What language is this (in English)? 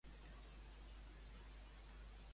Catalan